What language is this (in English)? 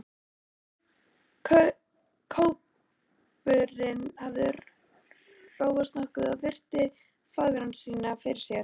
Icelandic